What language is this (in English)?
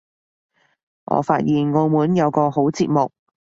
Cantonese